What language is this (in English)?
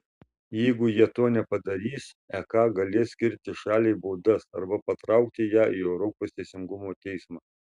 Lithuanian